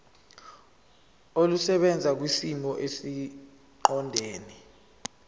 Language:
Zulu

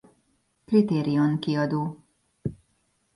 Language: Hungarian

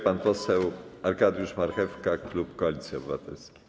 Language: Polish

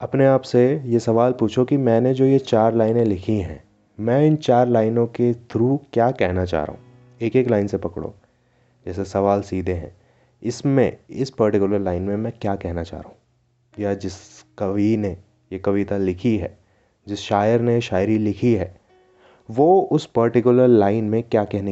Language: Hindi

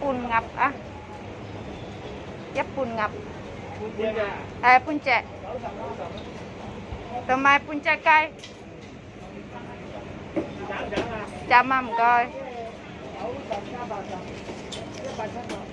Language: Indonesian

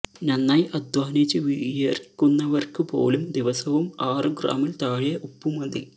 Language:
Malayalam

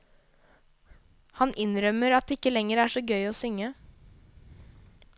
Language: Norwegian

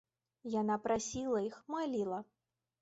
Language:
Belarusian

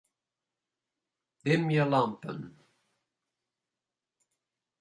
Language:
Western Frisian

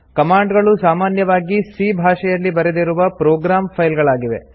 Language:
Kannada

